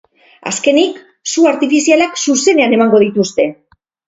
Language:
Basque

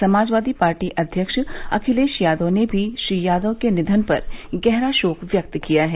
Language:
Hindi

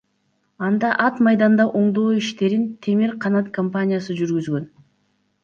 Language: Kyrgyz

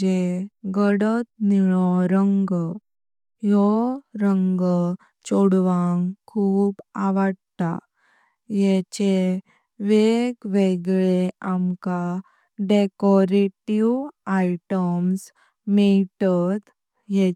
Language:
Konkani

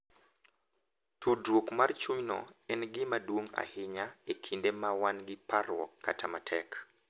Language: Luo (Kenya and Tanzania)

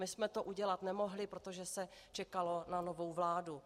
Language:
Czech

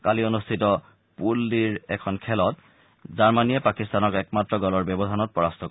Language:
Assamese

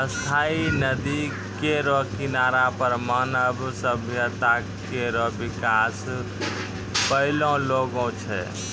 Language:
Maithili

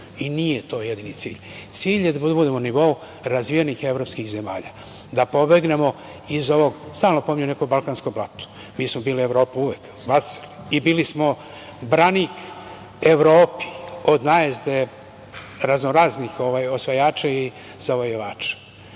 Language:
Serbian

